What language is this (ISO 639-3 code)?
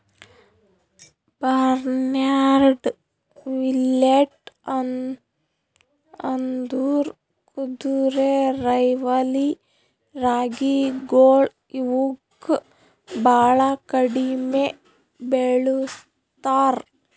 kan